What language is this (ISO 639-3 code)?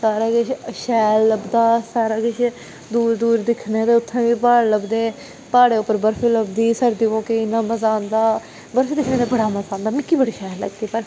doi